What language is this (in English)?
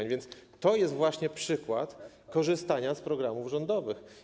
Polish